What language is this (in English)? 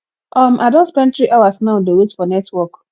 Nigerian Pidgin